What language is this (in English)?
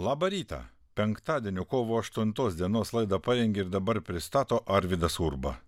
Lithuanian